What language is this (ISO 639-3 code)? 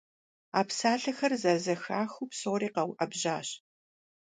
kbd